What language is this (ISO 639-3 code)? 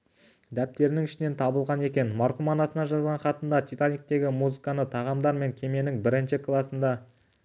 kaz